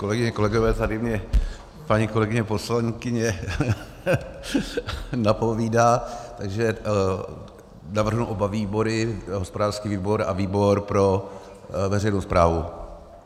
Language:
Czech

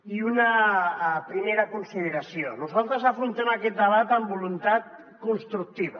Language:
Catalan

